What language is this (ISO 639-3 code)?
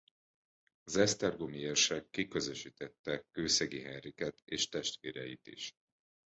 hun